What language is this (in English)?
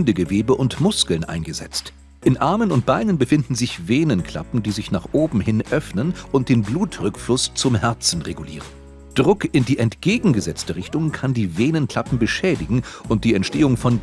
German